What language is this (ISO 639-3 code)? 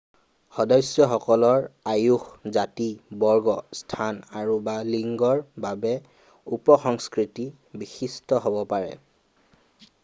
asm